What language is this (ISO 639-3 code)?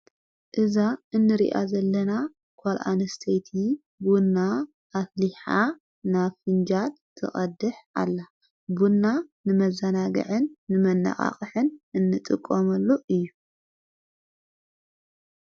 tir